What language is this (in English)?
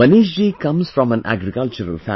English